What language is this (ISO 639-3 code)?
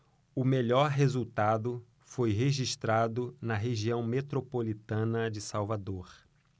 por